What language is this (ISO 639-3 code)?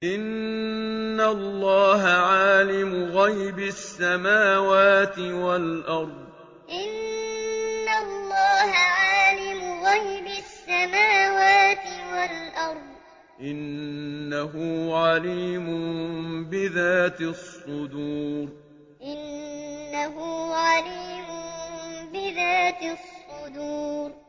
ara